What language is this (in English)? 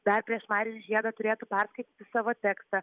Lithuanian